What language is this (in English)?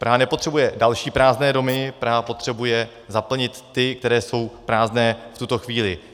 Czech